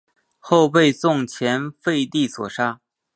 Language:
Chinese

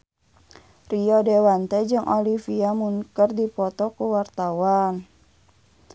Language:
Sundanese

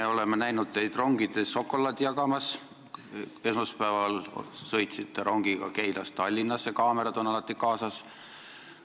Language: Estonian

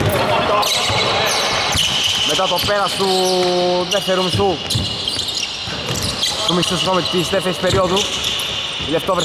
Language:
Greek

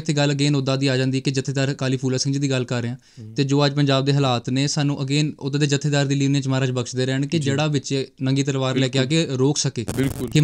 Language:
Punjabi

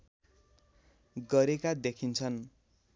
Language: Nepali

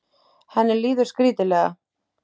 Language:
Icelandic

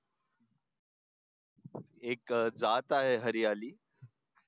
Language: Marathi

